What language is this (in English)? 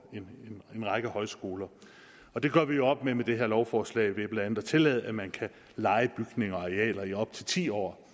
Danish